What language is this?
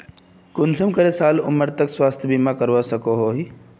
Magahi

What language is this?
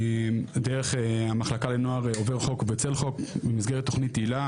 Hebrew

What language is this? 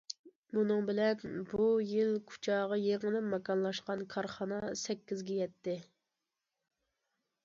Uyghur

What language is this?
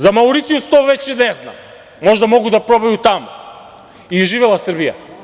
Serbian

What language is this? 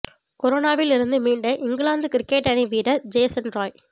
Tamil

